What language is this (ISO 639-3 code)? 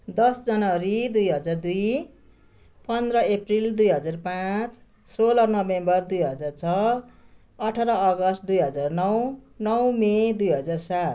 nep